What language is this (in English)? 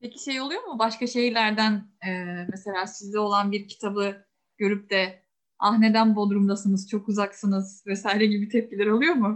Turkish